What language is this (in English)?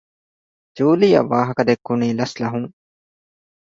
Divehi